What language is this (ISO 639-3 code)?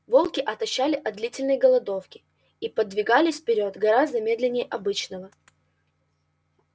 rus